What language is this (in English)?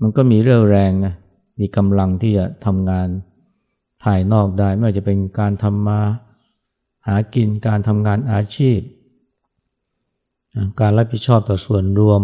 Thai